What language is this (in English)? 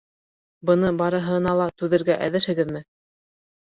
Bashkir